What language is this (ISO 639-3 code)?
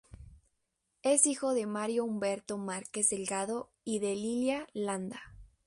spa